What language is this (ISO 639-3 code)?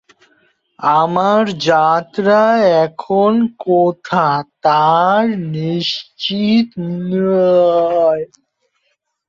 ben